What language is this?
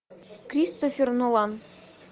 Russian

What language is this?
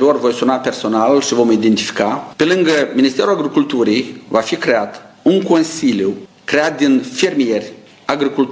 Romanian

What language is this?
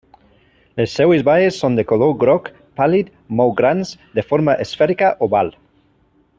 Catalan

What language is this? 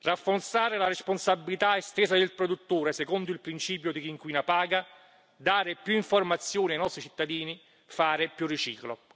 Italian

